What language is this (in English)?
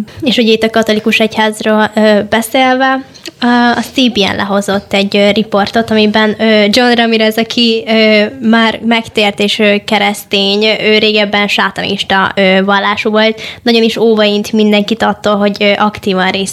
Hungarian